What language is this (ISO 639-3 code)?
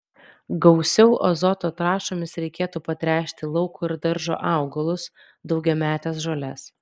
lit